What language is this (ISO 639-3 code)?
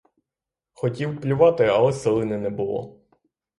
ukr